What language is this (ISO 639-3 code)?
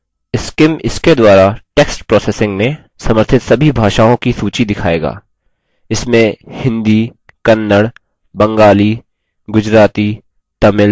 hin